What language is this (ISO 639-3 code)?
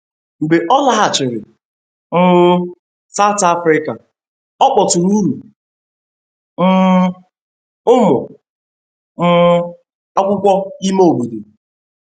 ibo